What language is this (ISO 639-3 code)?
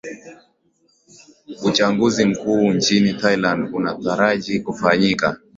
swa